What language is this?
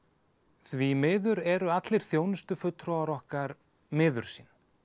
Icelandic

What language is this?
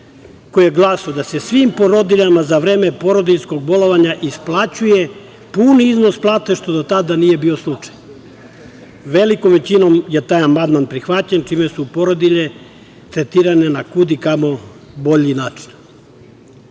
Serbian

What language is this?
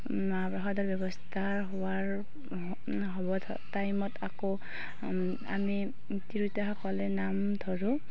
Assamese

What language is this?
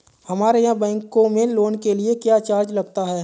Hindi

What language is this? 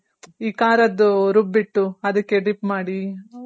Kannada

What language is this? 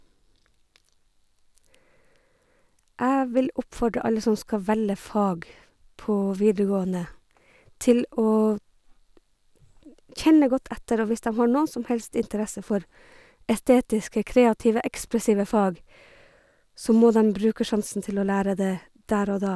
Norwegian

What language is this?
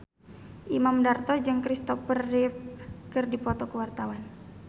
Sundanese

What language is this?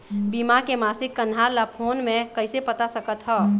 Chhattisgarhi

